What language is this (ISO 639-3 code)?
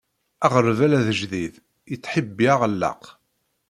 kab